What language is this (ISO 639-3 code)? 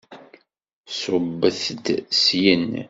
kab